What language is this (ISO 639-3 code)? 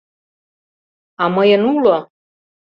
chm